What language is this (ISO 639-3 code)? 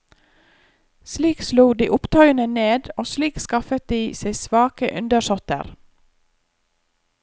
nor